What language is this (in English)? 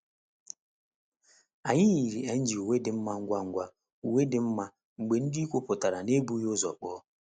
Igbo